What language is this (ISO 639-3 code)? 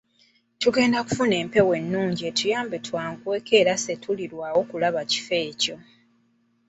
lug